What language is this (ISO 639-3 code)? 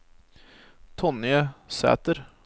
nor